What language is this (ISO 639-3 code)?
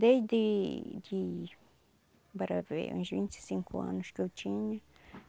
por